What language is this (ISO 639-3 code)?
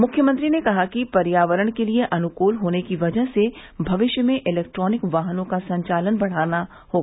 hin